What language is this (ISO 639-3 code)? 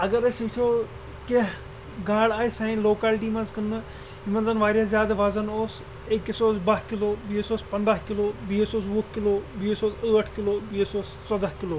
kas